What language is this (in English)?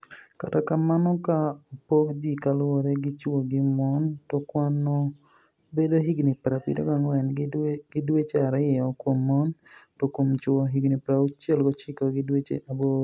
Luo (Kenya and Tanzania)